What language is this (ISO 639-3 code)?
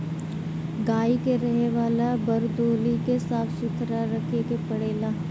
bho